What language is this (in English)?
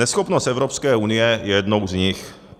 Czech